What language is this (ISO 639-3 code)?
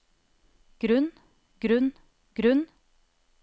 nor